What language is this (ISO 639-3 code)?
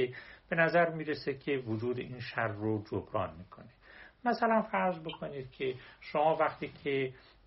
fas